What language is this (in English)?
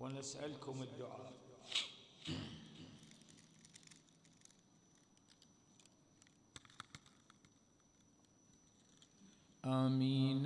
Arabic